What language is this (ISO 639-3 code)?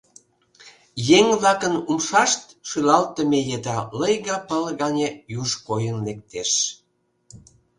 chm